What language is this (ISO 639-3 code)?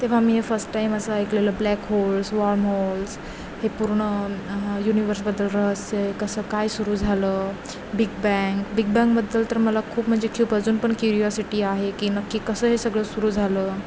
mar